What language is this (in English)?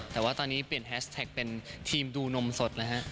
Thai